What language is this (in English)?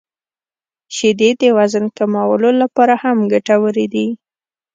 Pashto